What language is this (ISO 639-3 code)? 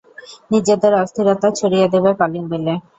ben